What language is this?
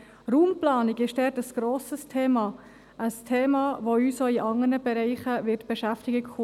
Swiss German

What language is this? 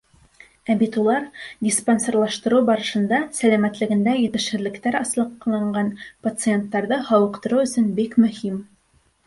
Bashkir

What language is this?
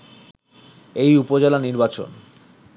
Bangla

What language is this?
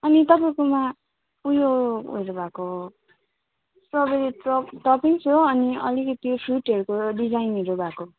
Nepali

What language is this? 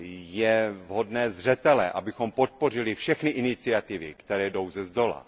Czech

